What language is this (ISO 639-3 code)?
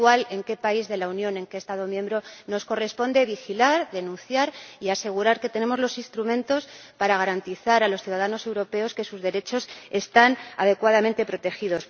spa